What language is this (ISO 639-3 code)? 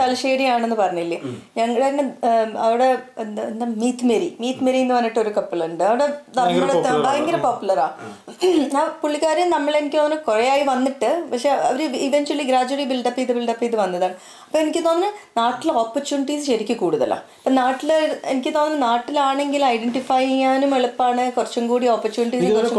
mal